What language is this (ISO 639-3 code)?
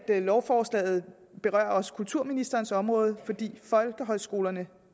dan